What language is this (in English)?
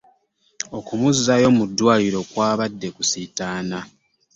Ganda